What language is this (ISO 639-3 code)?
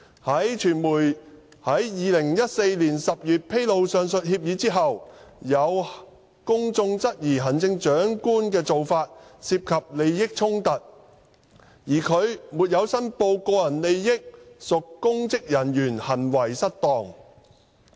yue